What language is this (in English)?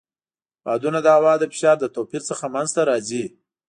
Pashto